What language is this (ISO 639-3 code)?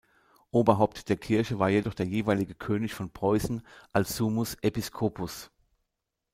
deu